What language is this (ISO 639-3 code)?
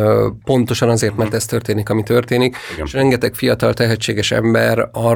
hun